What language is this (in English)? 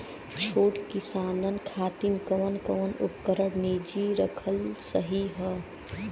Bhojpuri